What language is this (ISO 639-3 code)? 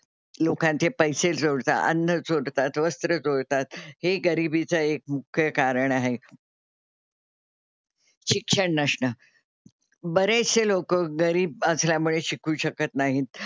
mar